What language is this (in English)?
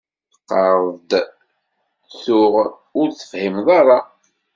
Kabyle